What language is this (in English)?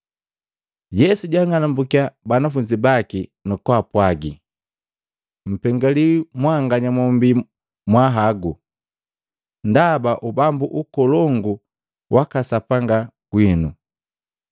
Matengo